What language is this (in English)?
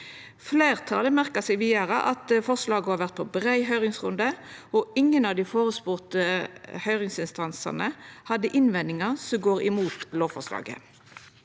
Norwegian